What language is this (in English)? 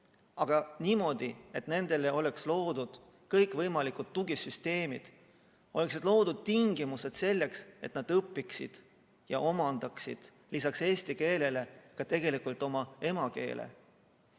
Estonian